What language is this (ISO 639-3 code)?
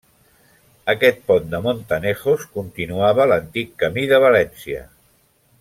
cat